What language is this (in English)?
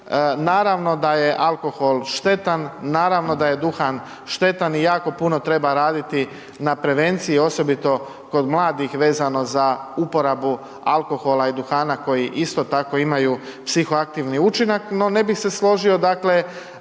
Croatian